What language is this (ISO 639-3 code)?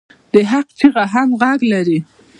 pus